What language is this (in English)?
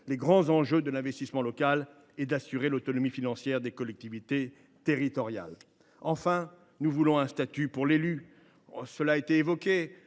French